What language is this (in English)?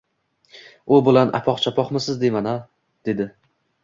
Uzbek